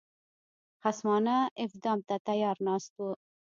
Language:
Pashto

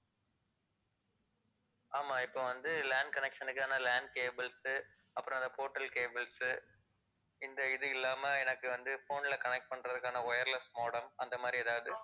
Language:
Tamil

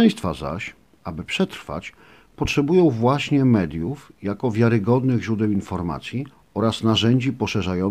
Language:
Polish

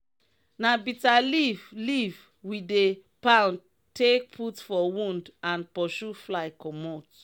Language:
Nigerian Pidgin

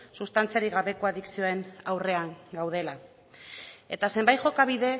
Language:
Basque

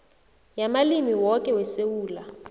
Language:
South Ndebele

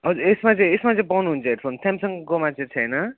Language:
Nepali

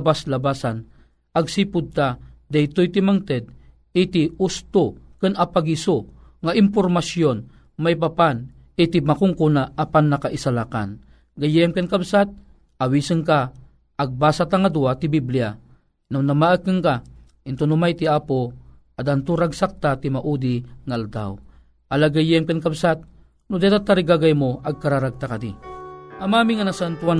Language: Filipino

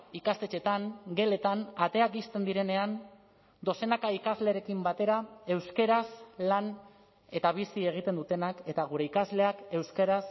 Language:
Basque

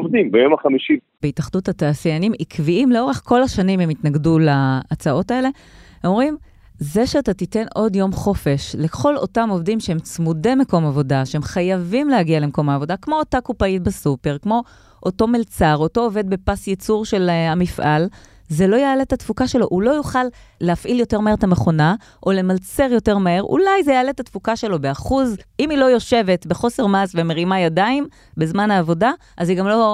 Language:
Hebrew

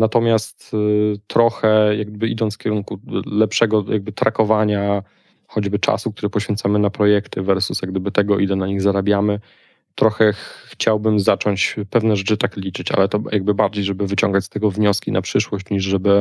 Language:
Polish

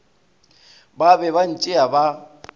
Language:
Northern Sotho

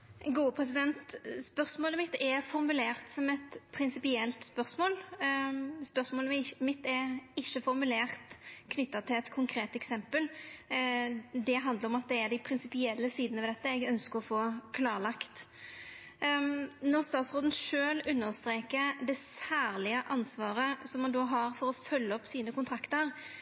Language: Norwegian Nynorsk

